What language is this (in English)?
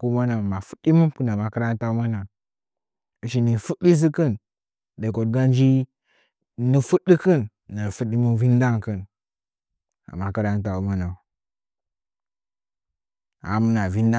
Nzanyi